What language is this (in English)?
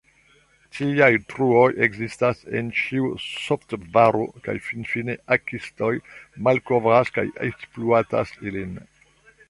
Esperanto